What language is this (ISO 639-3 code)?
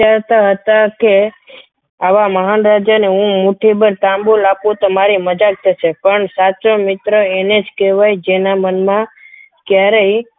guj